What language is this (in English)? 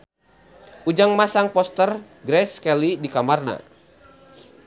Sundanese